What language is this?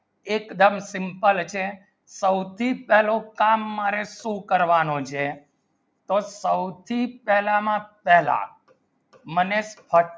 Gujarati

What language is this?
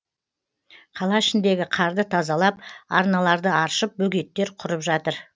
Kazakh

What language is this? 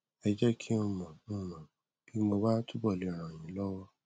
Yoruba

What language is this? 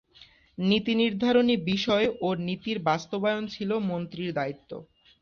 Bangla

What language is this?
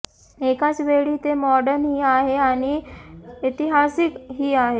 Marathi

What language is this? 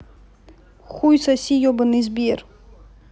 Russian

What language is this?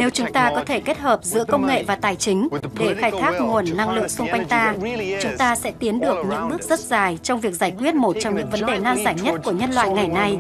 Vietnamese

